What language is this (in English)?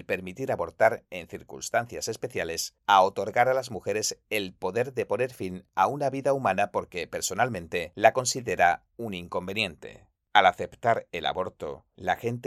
Spanish